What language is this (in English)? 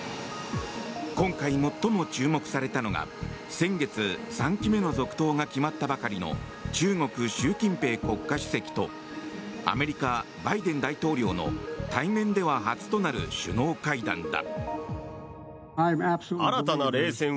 Japanese